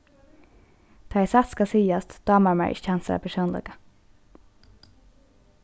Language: Faroese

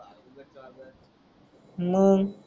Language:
Marathi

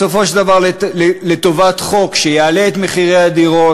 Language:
Hebrew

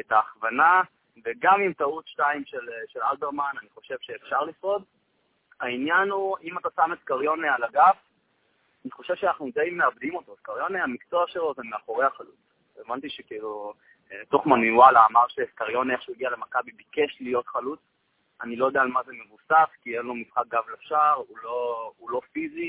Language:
Hebrew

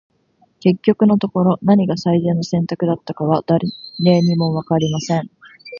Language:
Japanese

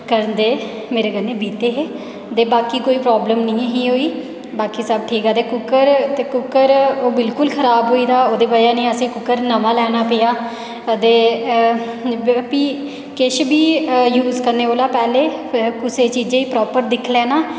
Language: Dogri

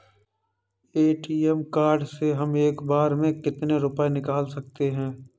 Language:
Hindi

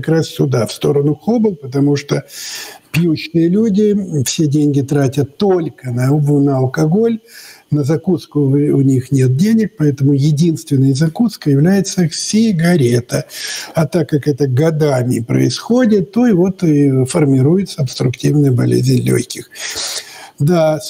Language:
Russian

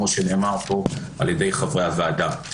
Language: Hebrew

